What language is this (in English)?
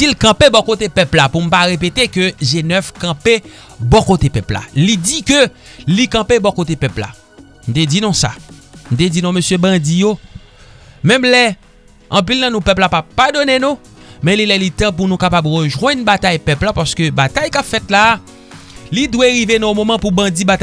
French